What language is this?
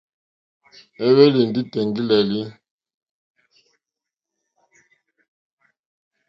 Mokpwe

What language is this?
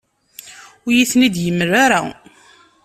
Kabyle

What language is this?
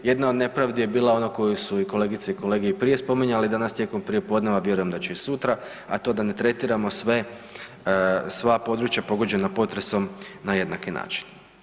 Croatian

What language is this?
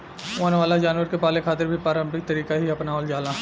Bhojpuri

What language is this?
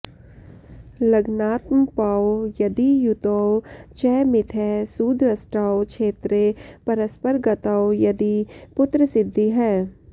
Sanskrit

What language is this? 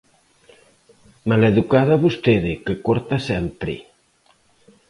Galician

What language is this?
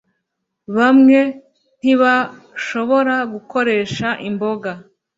Kinyarwanda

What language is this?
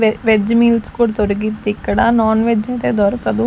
Telugu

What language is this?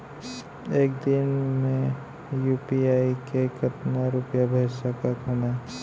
Chhattisgarhi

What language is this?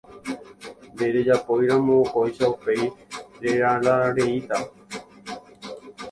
Guarani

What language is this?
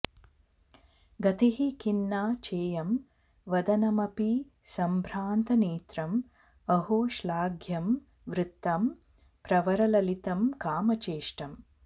Sanskrit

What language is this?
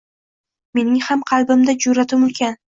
Uzbek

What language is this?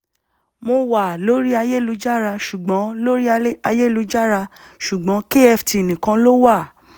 Yoruba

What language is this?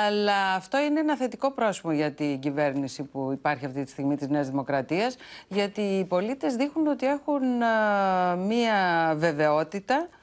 Greek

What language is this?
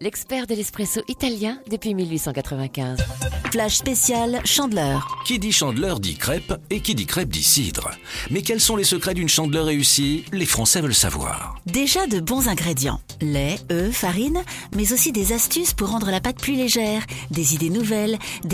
French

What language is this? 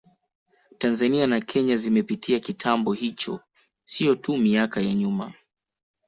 Swahili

